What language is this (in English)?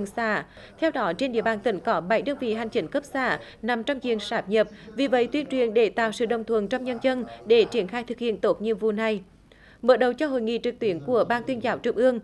Vietnamese